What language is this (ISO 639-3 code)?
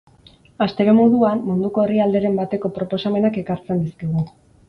eus